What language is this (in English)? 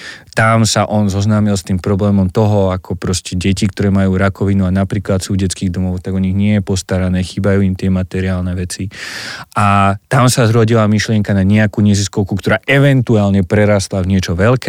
Slovak